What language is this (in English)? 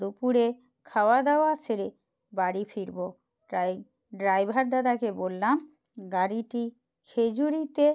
Bangla